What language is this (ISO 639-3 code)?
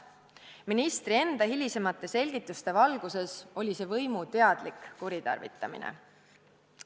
est